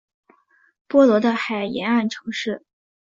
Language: Chinese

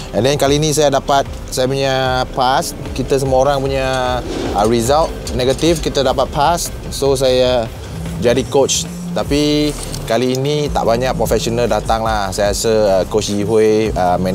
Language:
Malay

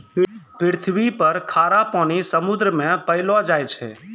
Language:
Maithili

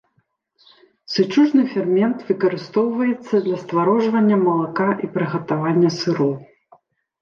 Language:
Belarusian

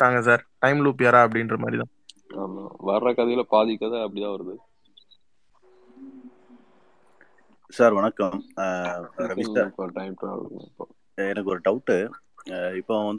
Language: Tamil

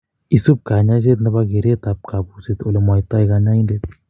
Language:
Kalenjin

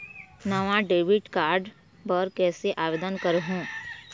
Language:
Chhattisgarhi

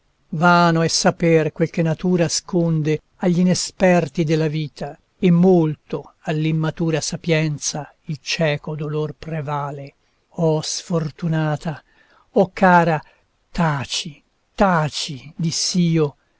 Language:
Italian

